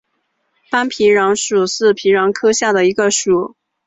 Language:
Chinese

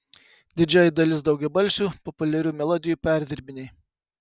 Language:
Lithuanian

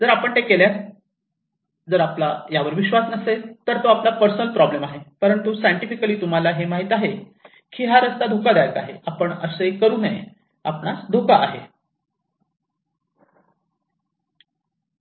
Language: Marathi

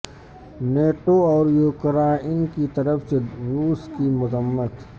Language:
Urdu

